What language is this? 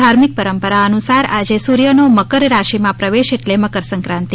Gujarati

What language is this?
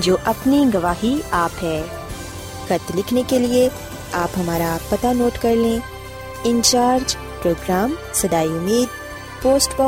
Urdu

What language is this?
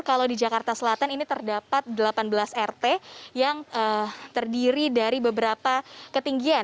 Indonesian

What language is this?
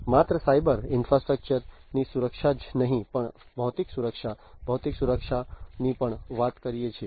Gujarati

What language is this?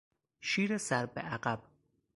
Persian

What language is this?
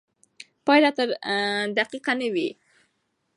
Pashto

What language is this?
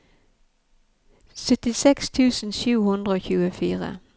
Norwegian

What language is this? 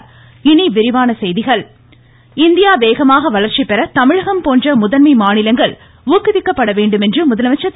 Tamil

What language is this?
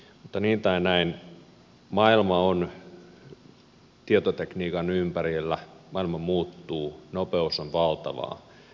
Finnish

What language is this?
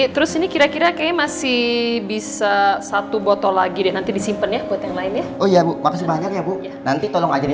Indonesian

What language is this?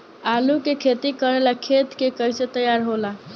Bhojpuri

